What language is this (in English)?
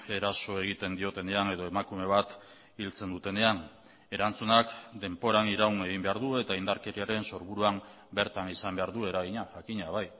Basque